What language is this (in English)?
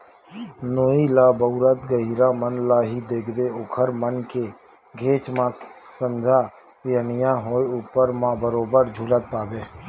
Chhattisgarhi